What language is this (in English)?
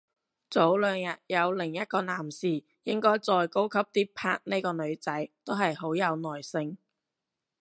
Cantonese